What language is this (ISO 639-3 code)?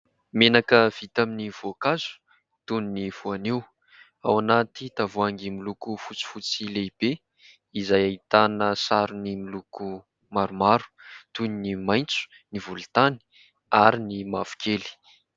mlg